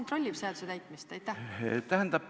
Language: Estonian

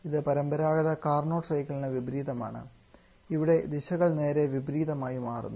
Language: Malayalam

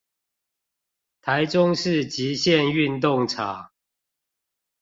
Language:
Chinese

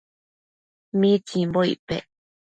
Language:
Matsés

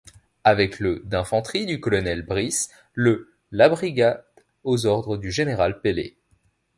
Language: French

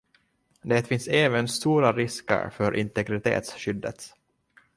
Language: Swedish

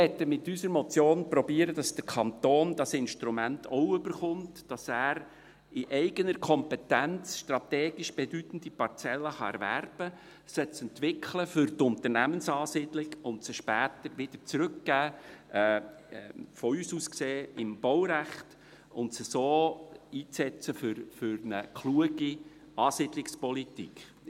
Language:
Swiss German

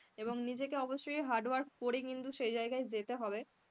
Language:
Bangla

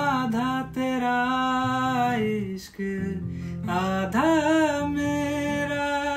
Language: Hindi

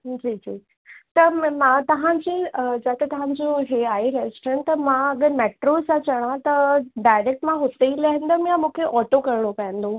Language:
Sindhi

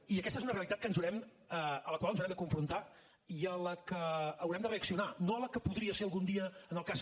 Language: Catalan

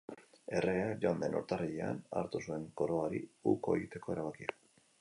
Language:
Basque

